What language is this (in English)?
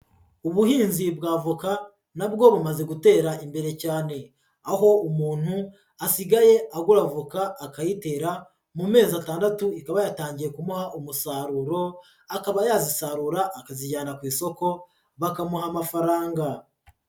Kinyarwanda